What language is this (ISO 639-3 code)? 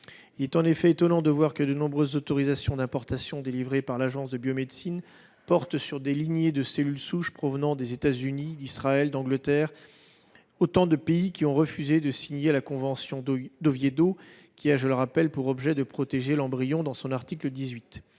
fra